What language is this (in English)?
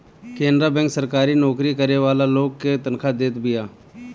Bhojpuri